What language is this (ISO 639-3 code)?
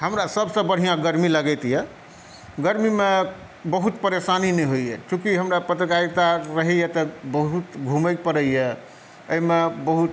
mai